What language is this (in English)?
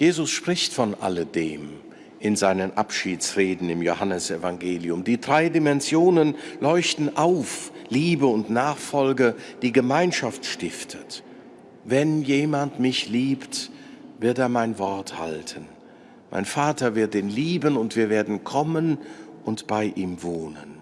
German